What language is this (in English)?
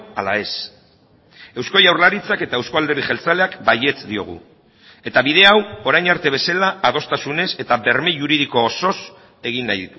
Basque